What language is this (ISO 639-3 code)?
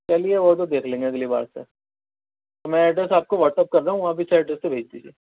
urd